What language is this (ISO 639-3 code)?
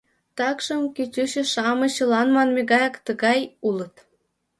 chm